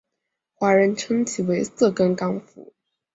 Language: Chinese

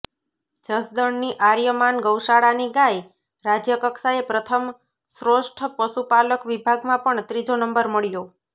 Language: Gujarati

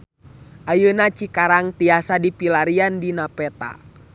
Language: Sundanese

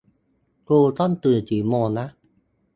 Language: Thai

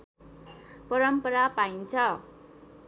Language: Nepali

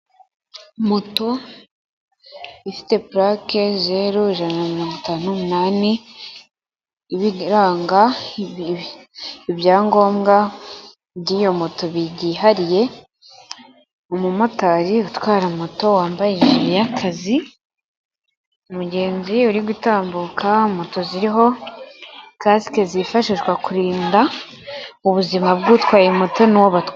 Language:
Kinyarwanda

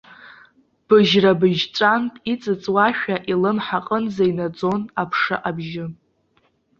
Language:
Abkhazian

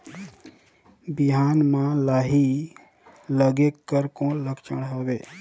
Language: Chhattisgarhi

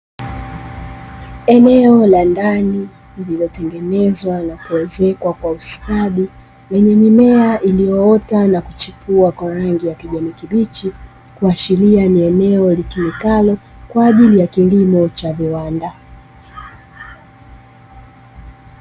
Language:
Swahili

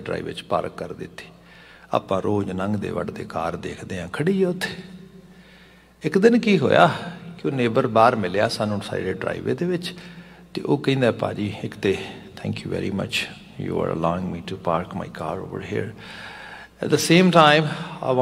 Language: Hindi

